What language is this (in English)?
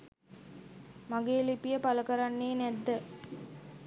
Sinhala